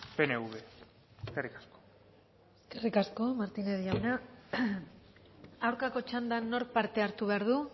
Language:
Basque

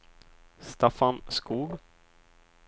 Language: Swedish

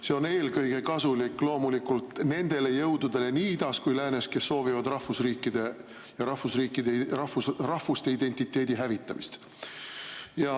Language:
Estonian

